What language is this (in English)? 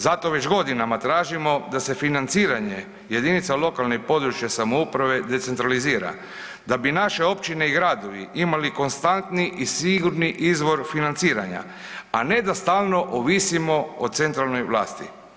Croatian